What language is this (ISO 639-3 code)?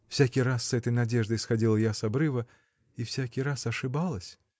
rus